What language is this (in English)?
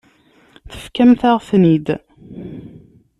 Kabyle